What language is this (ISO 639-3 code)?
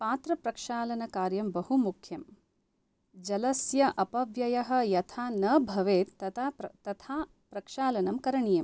san